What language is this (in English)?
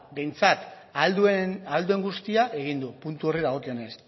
Basque